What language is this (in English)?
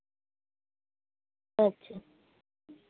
Santali